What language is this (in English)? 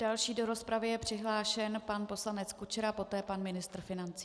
Czech